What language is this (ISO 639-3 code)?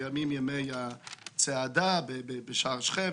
heb